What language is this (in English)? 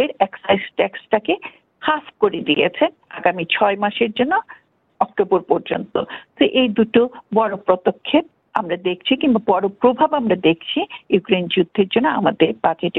Bangla